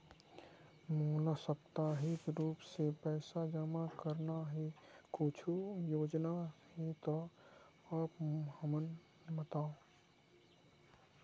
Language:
Chhattisgarhi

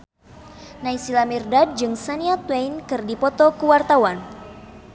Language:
Sundanese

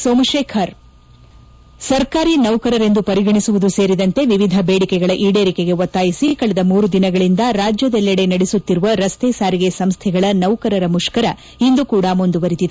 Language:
Kannada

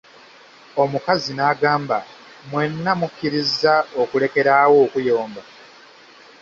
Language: Ganda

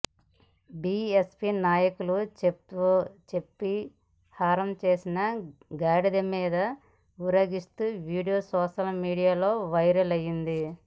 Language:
Telugu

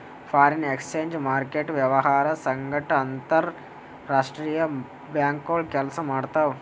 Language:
Kannada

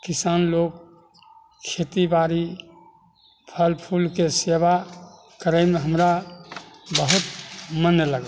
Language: Maithili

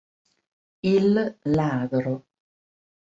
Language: Italian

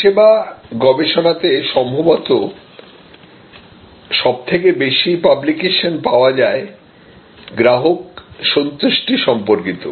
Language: Bangla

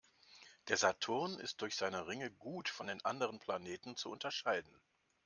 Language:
German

